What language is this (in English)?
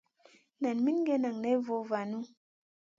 Masana